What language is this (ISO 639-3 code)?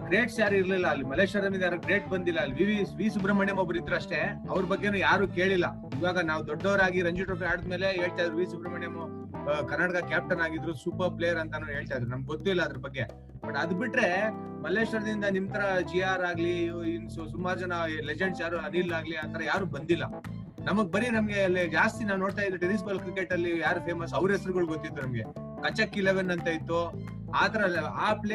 kan